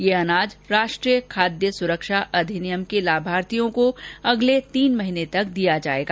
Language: Hindi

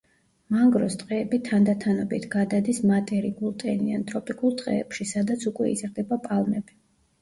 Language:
Georgian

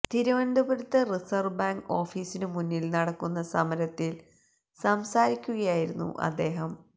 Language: Malayalam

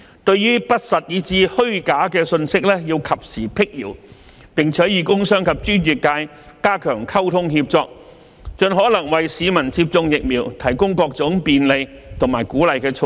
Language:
Cantonese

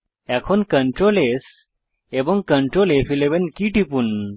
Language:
Bangla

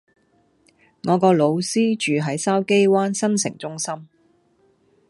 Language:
Cantonese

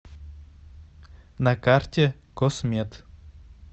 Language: Russian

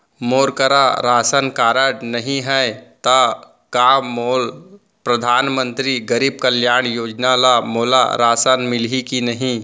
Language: Chhattisgarhi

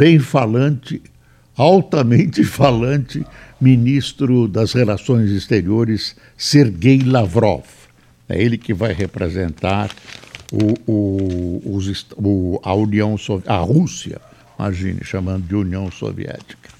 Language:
Portuguese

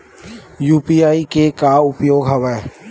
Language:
Chhattisgarhi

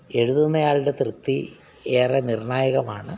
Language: Malayalam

